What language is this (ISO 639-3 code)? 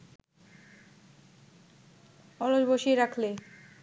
ben